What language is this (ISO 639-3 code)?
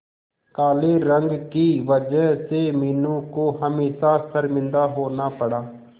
hin